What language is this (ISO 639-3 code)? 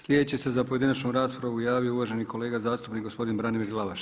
hrv